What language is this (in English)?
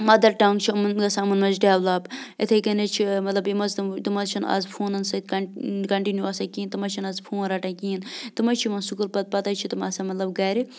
Kashmiri